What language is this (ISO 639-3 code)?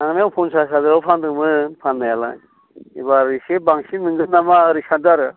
brx